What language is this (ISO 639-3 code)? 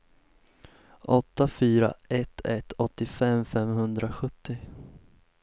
swe